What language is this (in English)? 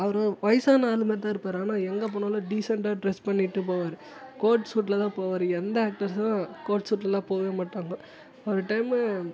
Tamil